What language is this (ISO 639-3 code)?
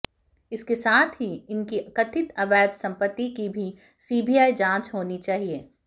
hin